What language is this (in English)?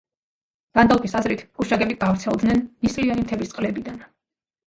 Georgian